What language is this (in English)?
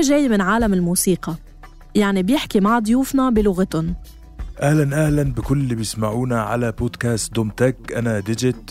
Arabic